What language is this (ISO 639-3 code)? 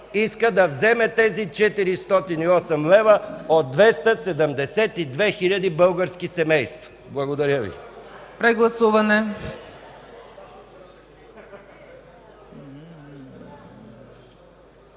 bul